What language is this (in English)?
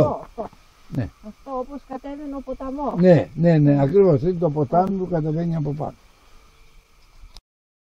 Greek